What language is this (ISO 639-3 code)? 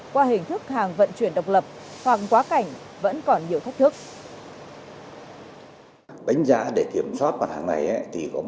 vie